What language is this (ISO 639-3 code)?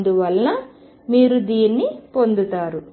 tel